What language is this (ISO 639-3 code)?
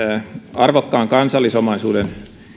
fin